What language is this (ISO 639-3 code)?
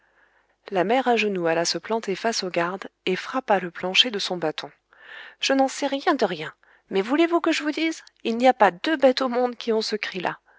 fra